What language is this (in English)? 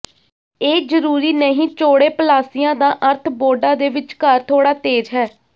Punjabi